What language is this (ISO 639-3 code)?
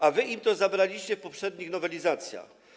pol